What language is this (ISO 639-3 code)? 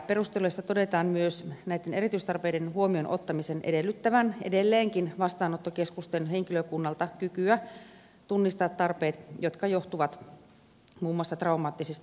fin